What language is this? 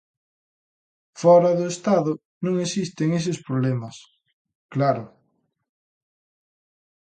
Galician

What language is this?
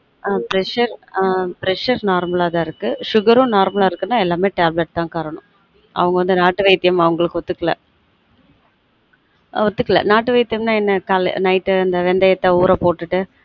Tamil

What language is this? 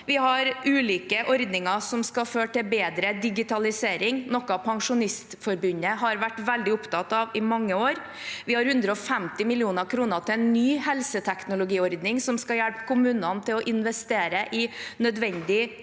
Norwegian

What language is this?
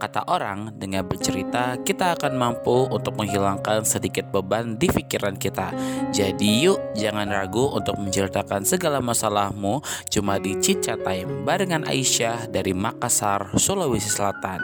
Indonesian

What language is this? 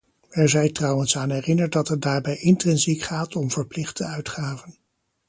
Dutch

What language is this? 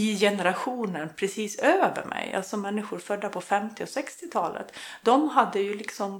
Swedish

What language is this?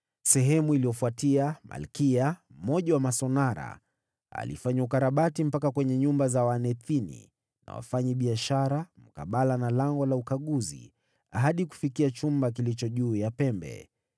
Swahili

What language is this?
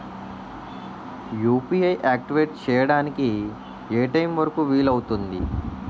Telugu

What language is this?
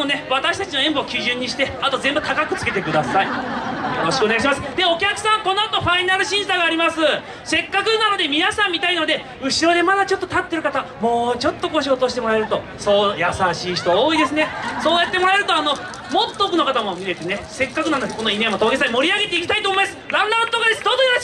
Japanese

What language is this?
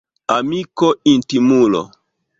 Esperanto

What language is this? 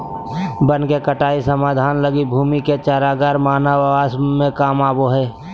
Magahi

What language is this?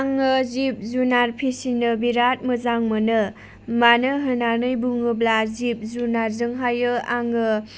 Bodo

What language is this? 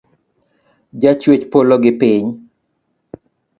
Luo (Kenya and Tanzania)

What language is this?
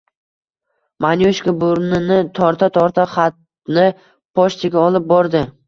Uzbek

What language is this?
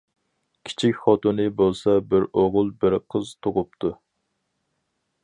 Uyghur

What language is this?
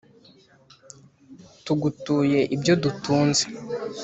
Kinyarwanda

